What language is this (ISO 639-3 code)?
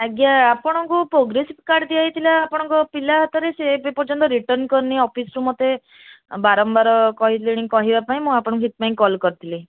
ori